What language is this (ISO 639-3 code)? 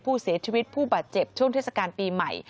tha